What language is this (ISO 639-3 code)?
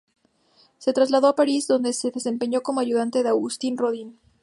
spa